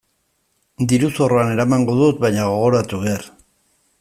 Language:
Basque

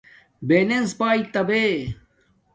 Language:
Domaaki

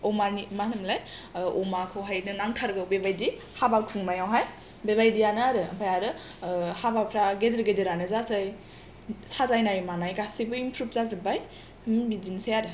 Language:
Bodo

